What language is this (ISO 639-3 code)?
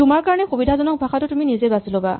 asm